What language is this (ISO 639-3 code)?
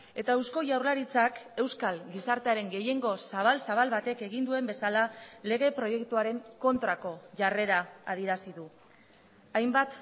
eus